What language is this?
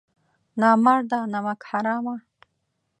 Pashto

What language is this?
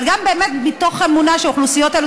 Hebrew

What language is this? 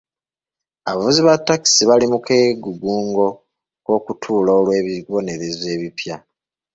Ganda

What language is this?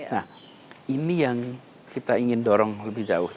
Indonesian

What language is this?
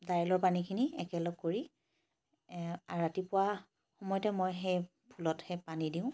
Assamese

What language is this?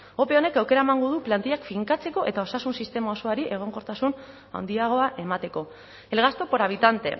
Basque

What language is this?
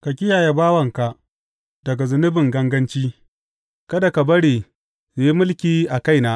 Hausa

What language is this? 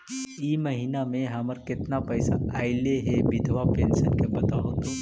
Magahi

